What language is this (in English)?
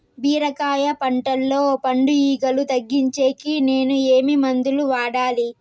Telugu